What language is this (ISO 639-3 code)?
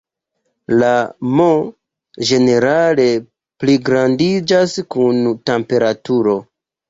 epo